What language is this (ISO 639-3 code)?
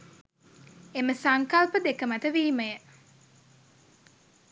sin